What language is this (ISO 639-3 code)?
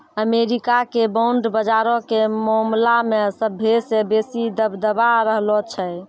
mai